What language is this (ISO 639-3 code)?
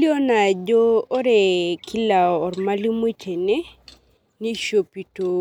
mas